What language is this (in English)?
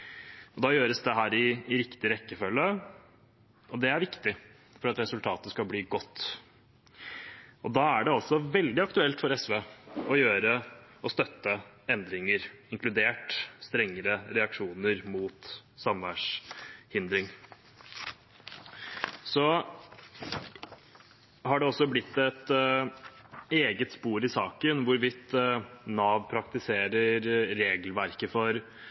Norwegian Bokmål